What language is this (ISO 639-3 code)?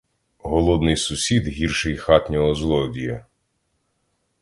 ukr